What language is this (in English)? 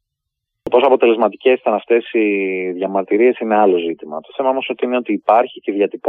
Greek